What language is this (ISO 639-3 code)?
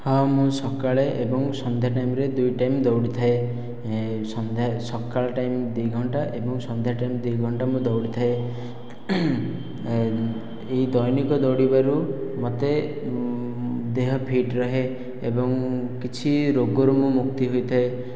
ori